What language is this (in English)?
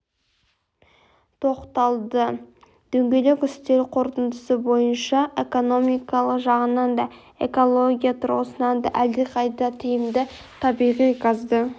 Kazakh